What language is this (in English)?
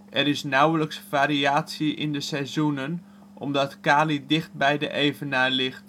Dutch